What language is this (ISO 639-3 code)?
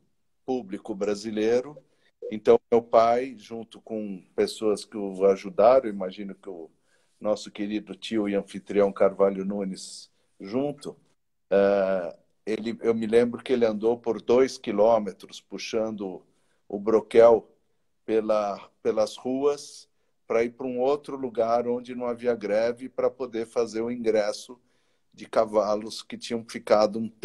por